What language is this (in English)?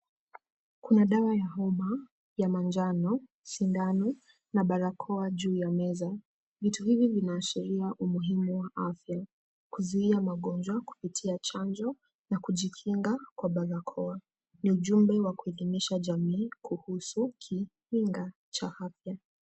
Swahili